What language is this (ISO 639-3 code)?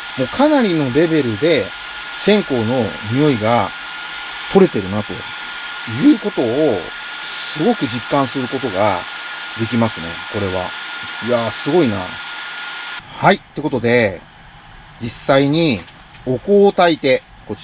jpn